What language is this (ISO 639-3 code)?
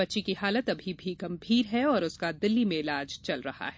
hin